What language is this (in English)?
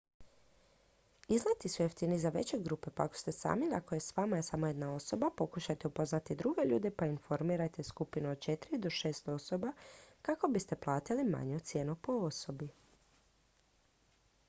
Croatian